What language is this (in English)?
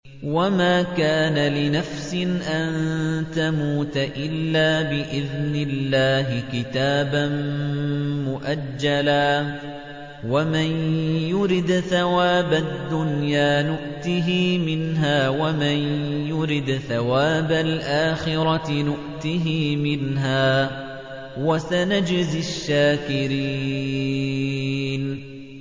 Arabic